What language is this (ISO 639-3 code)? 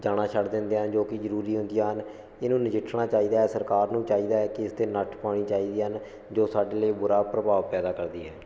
pan